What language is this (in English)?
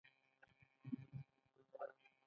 Pashto